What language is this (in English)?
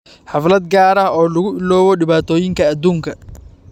Somali